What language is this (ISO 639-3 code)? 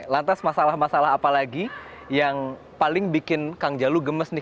ind